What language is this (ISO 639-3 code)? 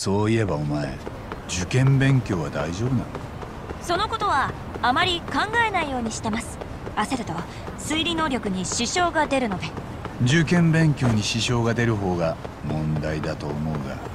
jpn